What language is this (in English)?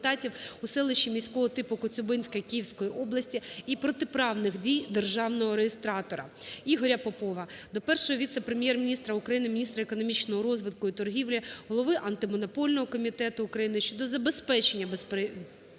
Ukrainian